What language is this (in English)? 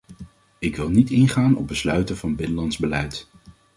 Dutch